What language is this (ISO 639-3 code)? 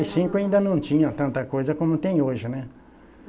por